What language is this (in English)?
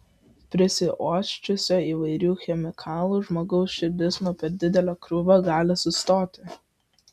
Lithuanian